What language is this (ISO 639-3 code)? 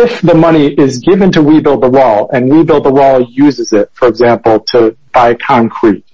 eng